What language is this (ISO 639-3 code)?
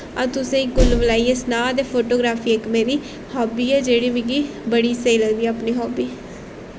doi